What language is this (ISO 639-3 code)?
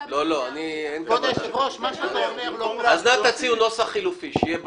heb